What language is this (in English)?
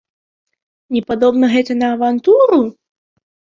Belarusian